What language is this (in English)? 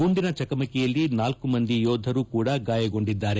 Kannada